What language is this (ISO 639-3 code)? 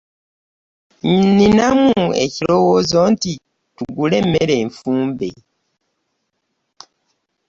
lug